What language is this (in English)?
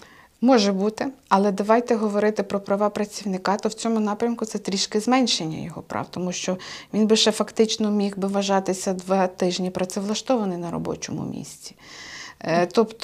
Ukrainian